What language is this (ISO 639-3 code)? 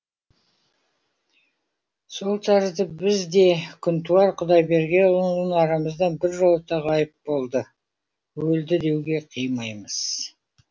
kaz